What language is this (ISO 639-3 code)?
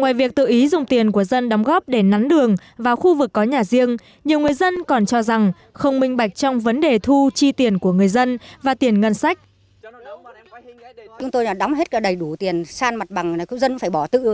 vie